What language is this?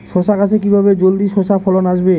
Bangla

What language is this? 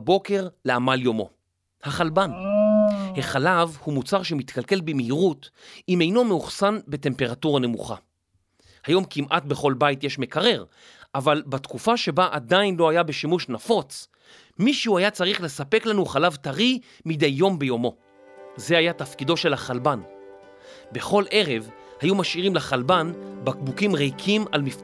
Hebrew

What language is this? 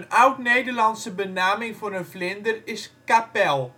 Dutch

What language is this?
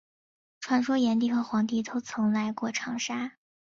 Chinese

